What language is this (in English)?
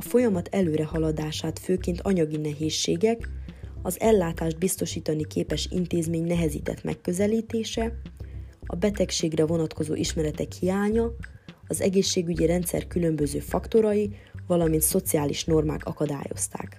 Hungarian